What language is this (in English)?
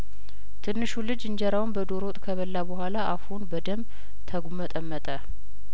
Amharic